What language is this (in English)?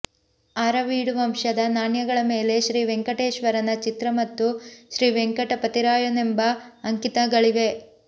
Kannada